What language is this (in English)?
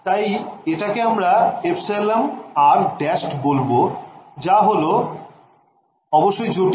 Bangla